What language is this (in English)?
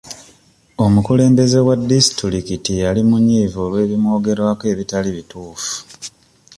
Ganda